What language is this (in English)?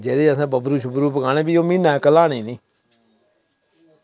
Dogri